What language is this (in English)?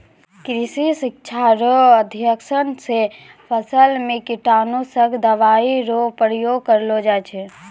Maithili